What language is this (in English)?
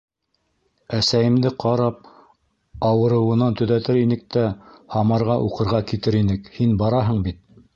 Bashkir